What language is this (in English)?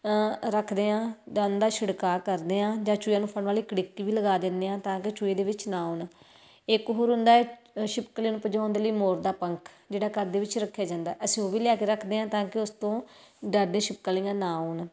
Punjabi